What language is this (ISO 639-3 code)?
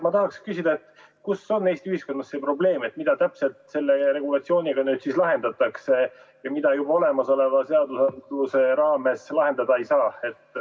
est